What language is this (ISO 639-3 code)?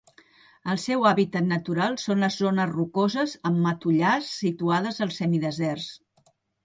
cat